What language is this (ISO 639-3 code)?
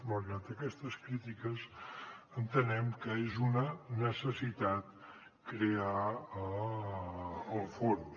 cat